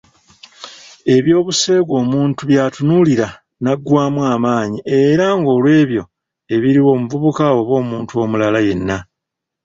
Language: Ganda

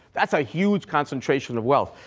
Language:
English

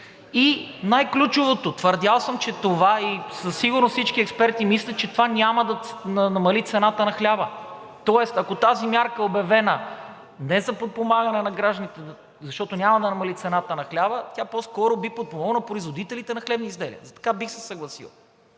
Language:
Bulgarian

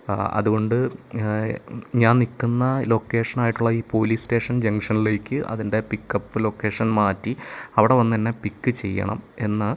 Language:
Malayalam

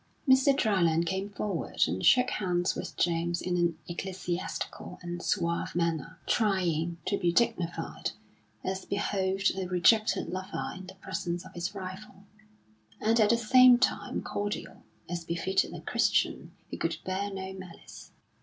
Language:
English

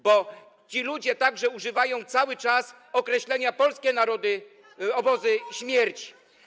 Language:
Polish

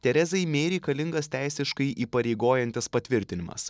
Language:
Lithuanian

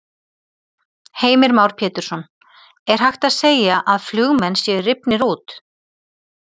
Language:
Icelandic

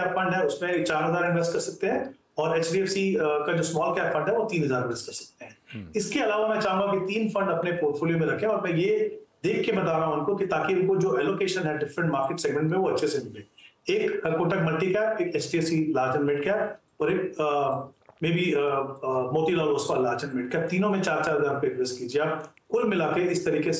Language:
Hindi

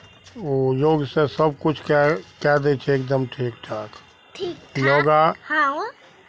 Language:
Maithili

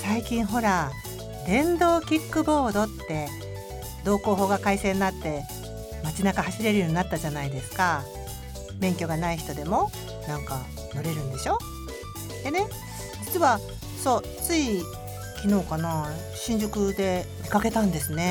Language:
Japanese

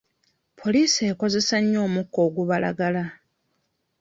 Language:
Ganda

